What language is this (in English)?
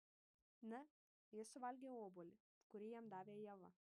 Lithuanian